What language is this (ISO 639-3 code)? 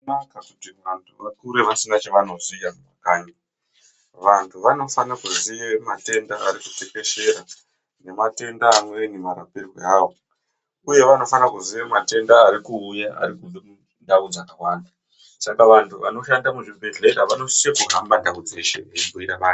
ndc